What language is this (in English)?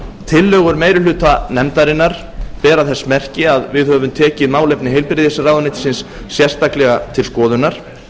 Icelandic